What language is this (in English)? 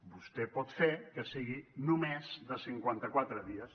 Catalan